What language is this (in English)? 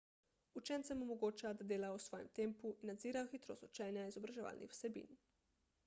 Slovenian